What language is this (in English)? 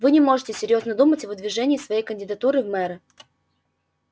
Russian